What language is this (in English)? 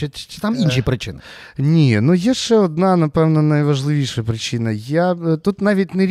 Ukrainian